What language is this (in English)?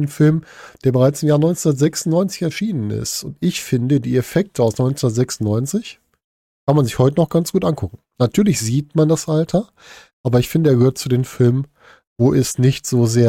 German